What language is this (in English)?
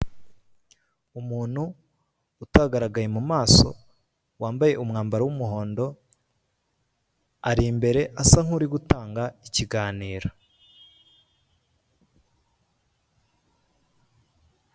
Kinyarwanda